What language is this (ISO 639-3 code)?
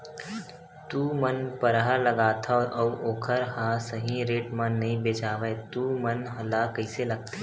hne